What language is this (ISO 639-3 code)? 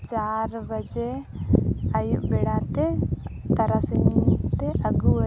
sat